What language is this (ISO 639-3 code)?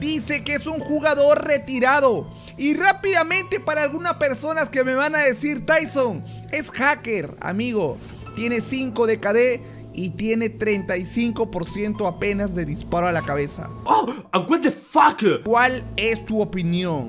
spa